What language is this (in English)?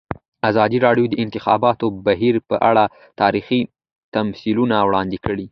Pashto